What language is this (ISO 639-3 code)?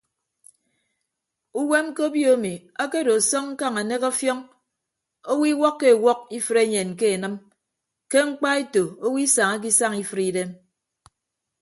ibb